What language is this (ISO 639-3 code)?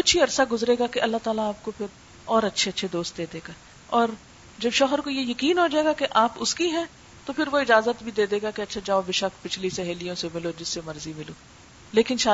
urd